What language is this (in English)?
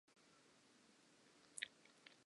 English